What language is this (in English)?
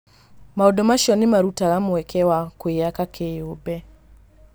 Kikuyu